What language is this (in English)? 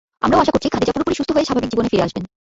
Bangla